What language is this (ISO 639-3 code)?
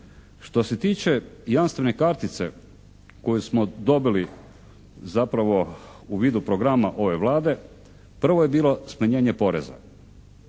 hrv